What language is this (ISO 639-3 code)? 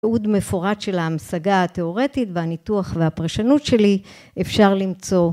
heb